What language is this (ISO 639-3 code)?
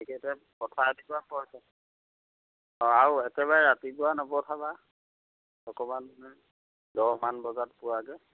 asm